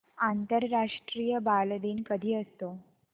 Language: Marathi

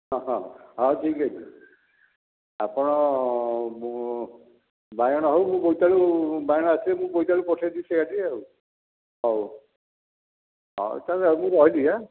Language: Odia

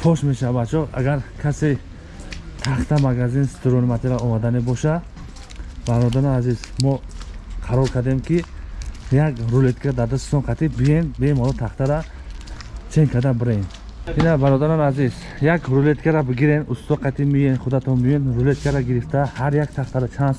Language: Turkish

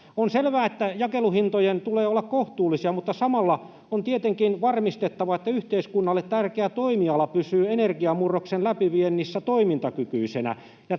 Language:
Finnish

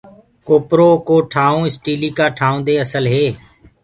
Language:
Gurgula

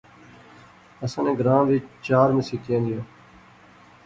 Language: Pahari-Potwari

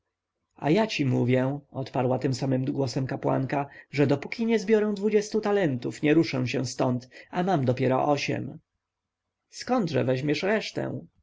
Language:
Polish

